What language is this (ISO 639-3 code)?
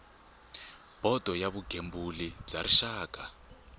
tso